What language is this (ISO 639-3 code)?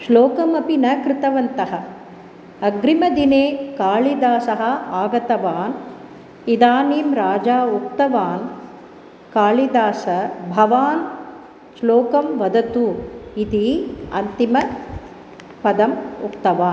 san